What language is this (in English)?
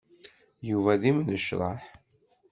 Kabyle